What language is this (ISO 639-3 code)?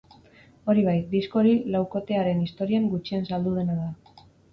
eus